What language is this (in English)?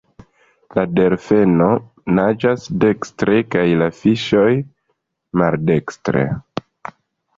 Esperanto